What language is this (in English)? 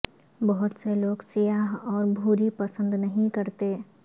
Urdu